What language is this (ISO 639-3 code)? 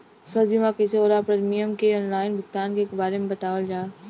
bho